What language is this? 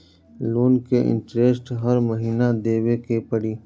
Bhojpuri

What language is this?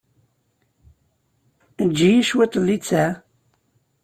Kabyle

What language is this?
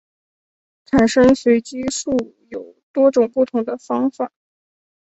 Chinese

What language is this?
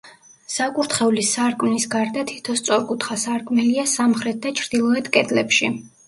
Georgian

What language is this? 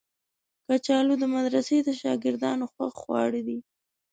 Pashto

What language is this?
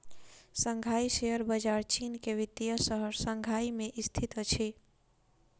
Maithili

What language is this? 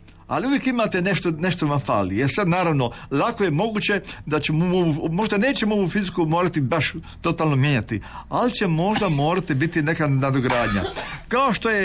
Croatian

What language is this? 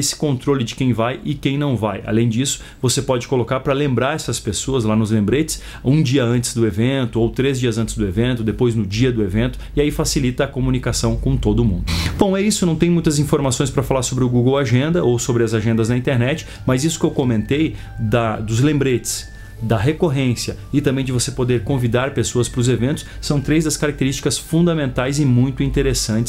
Portuguese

